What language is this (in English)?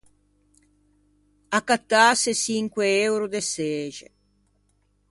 Ligurian